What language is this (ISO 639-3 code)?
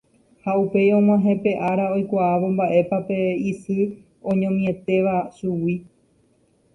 grn